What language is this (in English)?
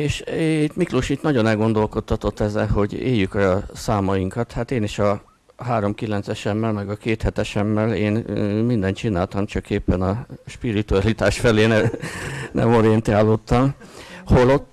Hungarian